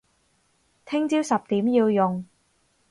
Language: Cantonese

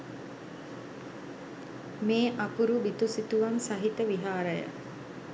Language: Sinhala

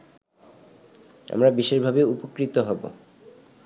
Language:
Bangla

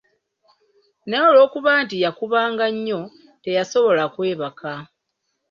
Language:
Ganda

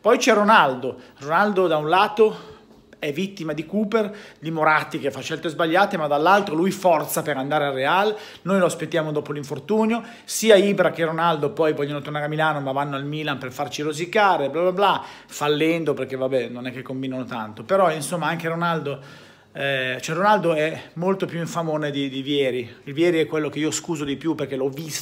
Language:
Italian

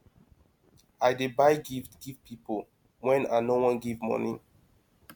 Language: Nigerian Pidgin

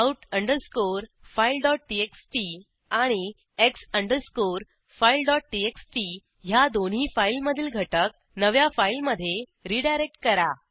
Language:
Marathi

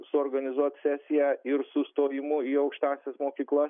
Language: Lithuanian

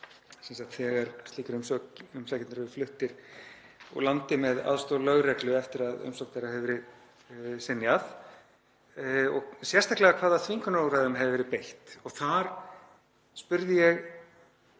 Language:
Icelandic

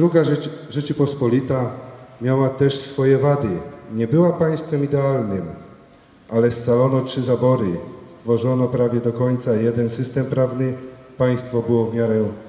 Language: Polish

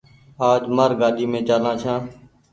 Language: Goaria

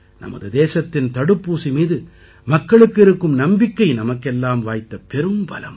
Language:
Tamil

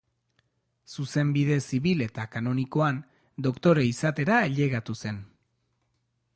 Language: Basque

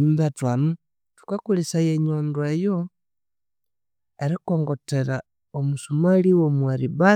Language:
Konzo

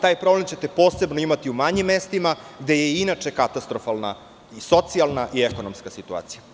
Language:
Serbian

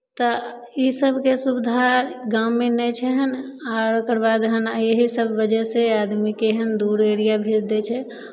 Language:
Maithili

